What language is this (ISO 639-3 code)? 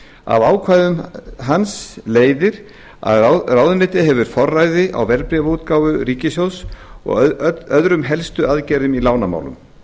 isl